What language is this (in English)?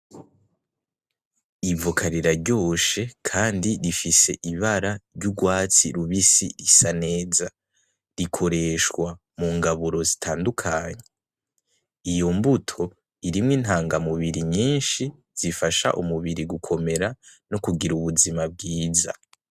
Rundi